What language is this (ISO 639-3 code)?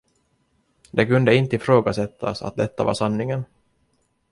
swe